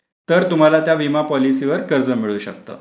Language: Marathi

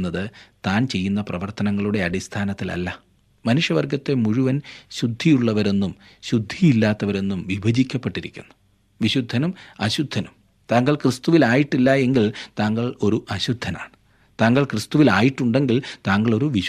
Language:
Malayalam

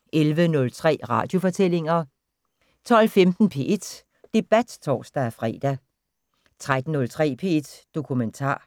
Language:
Danish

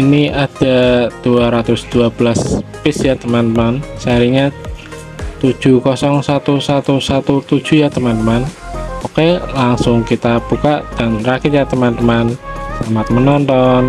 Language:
Indonesian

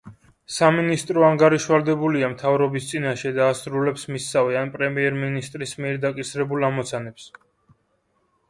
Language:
Georgian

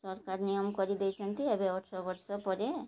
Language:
Odia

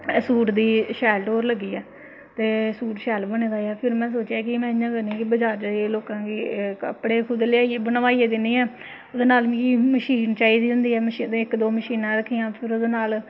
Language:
Dogri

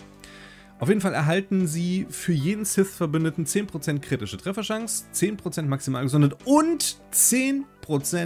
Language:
German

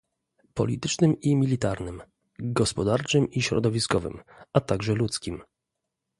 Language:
Polish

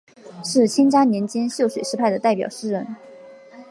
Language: Chinese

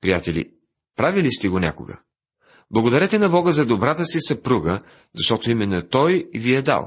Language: Bulgarian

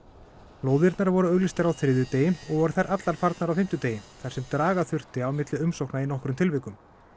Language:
Icelandic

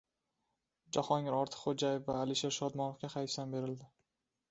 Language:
Uzbek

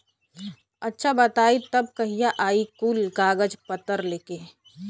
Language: Bhojpuri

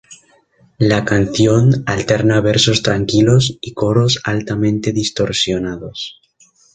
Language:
Spanish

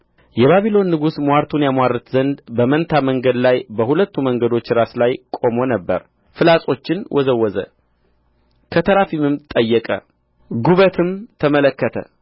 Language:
Amharic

